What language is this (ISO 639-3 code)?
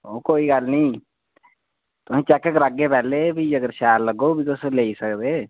doi